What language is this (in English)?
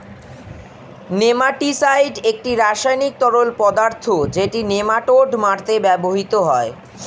Bangla